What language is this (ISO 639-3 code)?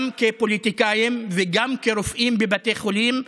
heb